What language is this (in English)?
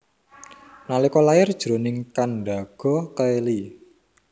Javanese